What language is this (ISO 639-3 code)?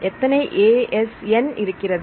tam